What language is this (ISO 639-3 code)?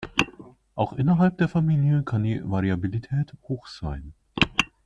deu